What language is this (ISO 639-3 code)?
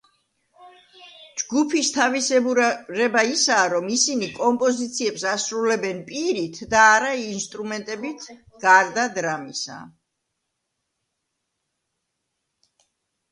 kat